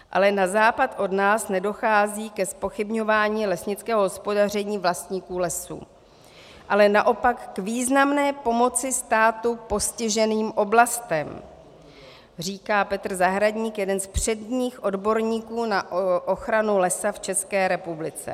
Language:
Czech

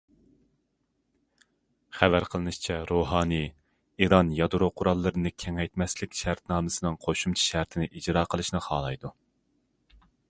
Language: Uyghur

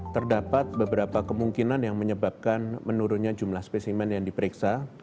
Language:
Indonesian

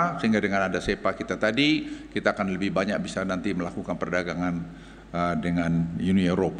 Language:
Indonesian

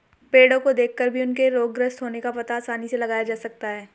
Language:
Hindi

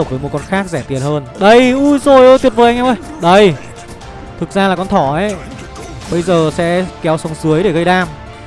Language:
Vietnamese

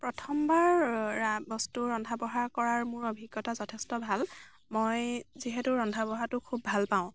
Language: Assamese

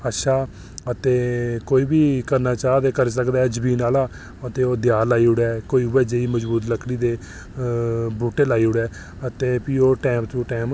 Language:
Dogri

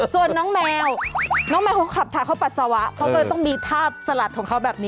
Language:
Thai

